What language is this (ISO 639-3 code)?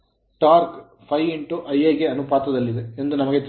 kan